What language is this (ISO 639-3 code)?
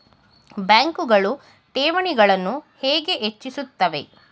kan